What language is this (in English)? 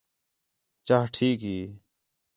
Khetrani